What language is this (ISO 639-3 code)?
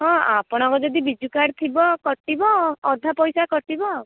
ori